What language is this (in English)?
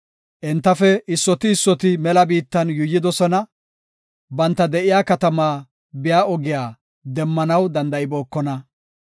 Gofa